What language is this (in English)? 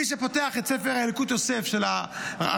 Hebrew